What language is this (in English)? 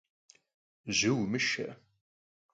Kabardian